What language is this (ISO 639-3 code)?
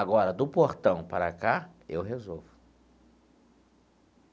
por